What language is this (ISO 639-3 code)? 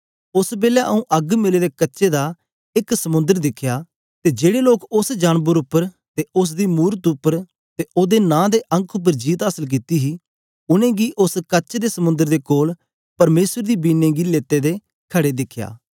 doi